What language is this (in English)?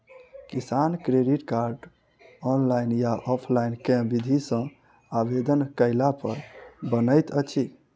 Maithili